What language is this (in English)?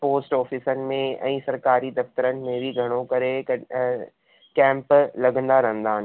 Sindhi